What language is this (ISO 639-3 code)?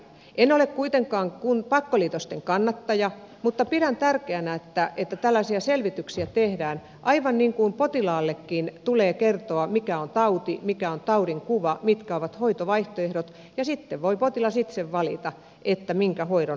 fin